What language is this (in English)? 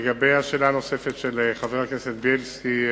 Hebrew